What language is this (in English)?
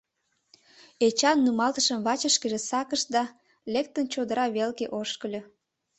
Mari